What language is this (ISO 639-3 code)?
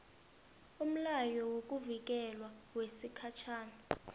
nbl